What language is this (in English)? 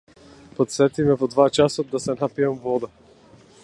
Macedonian